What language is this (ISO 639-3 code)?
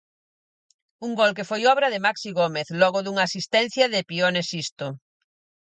glg